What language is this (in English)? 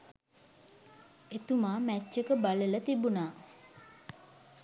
Sinhala